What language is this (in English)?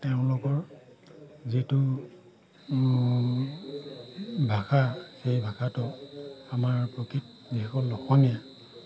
Assamese